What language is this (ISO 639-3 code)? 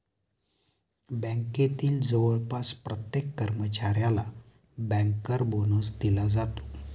mar